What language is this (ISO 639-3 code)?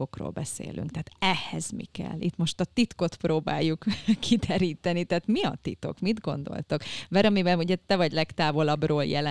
hun